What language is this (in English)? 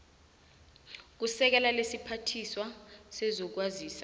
South Ndebele